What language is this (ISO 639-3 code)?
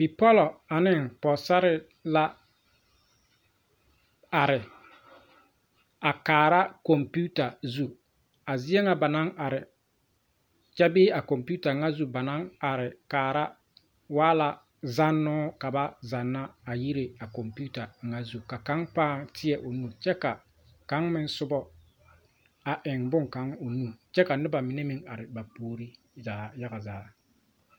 dga